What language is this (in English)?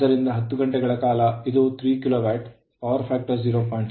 Kannada